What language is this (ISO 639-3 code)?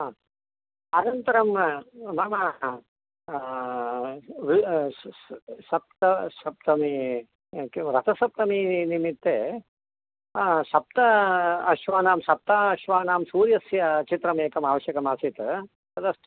san